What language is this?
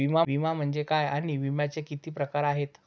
Marathi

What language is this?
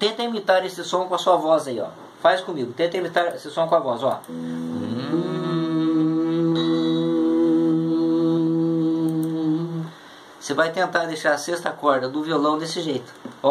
Portuguese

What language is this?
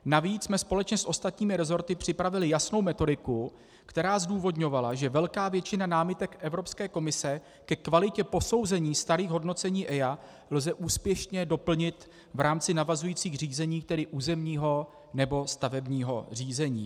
Czech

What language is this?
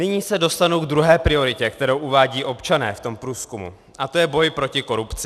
Czech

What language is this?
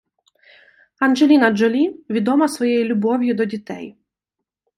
Ukrainian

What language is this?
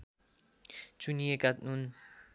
Nepali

